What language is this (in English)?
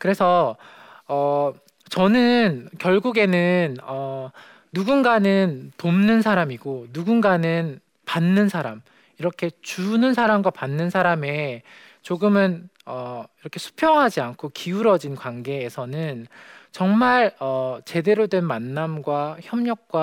Korean